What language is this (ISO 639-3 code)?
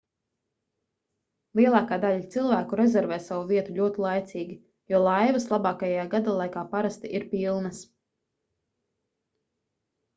lav